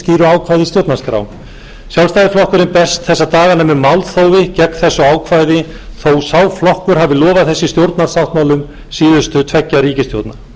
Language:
Icelandic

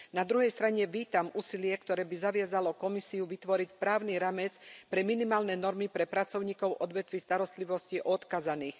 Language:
Slovak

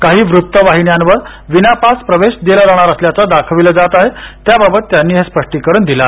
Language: Marathi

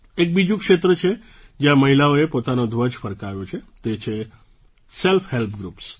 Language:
Gujarati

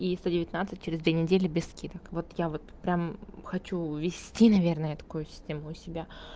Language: Russian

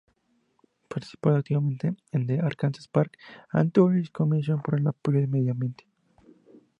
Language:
Spanish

